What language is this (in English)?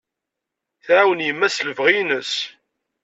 Kabyle